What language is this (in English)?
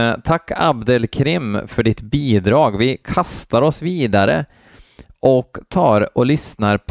Swedish